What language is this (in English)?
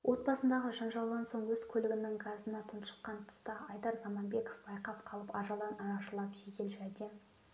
Kazakh